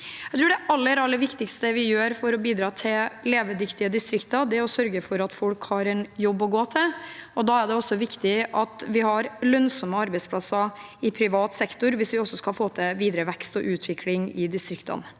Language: Norwegian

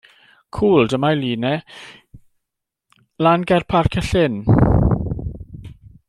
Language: Welsh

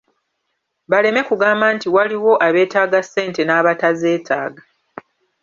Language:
Ganda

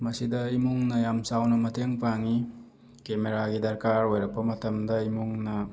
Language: Manipuri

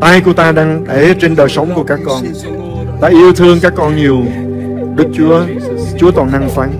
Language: Vietnamese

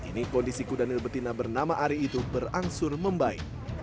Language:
Indonesian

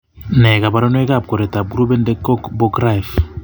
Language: Kalenjin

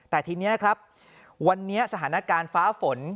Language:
Thai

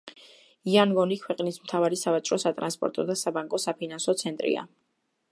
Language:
Georgian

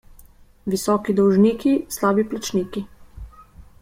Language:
Slovenian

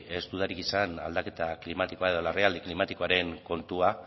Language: Basque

